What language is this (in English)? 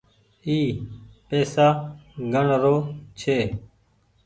Goaria